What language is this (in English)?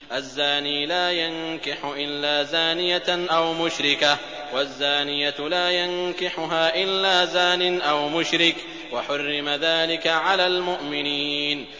Arabic